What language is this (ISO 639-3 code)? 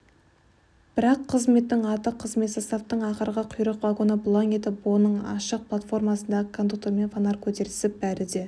kaz